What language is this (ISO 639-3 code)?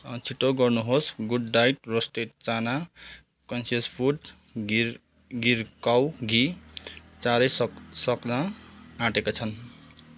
nep